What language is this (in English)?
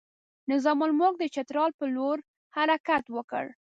Pashto